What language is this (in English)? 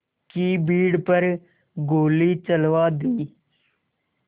Hindi